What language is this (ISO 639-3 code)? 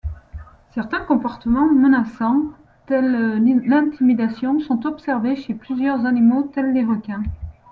fra